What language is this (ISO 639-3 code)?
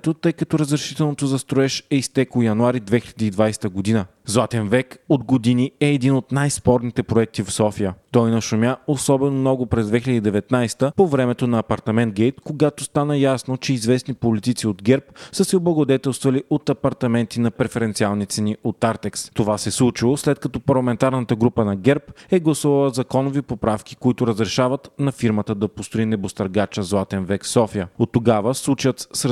bul